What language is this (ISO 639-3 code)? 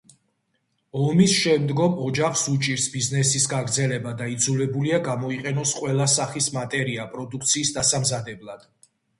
kat